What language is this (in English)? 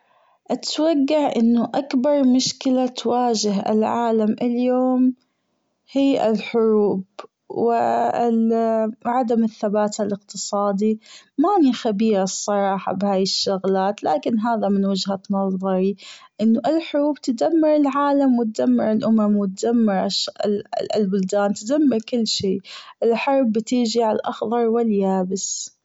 Gulf Arabic